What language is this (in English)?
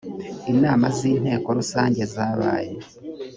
Kinyarwanda